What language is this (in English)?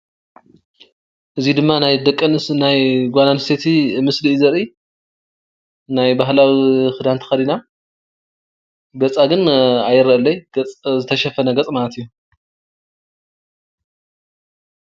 Tigrinya